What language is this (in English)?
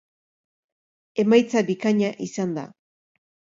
Basque